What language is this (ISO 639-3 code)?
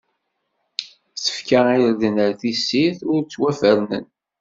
kab